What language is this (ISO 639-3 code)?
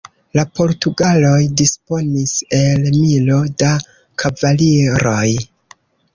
epo